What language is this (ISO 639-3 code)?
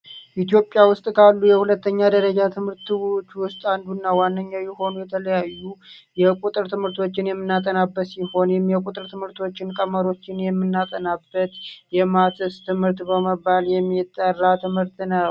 amh